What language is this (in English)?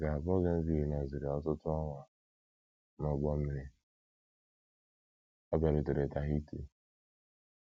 Igbo